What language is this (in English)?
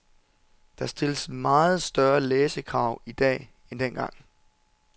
Danish